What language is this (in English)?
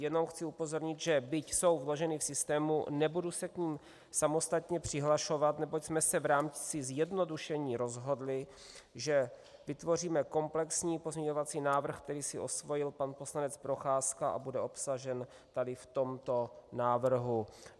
Czech